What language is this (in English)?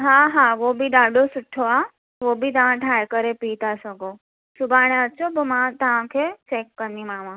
Sindhi